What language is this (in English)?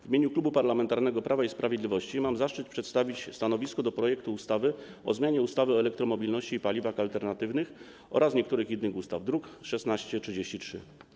Polish